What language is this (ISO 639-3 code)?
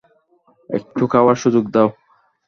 ben